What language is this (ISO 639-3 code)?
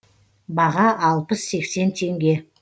kaz